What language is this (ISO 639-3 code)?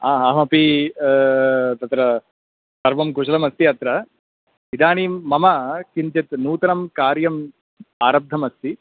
san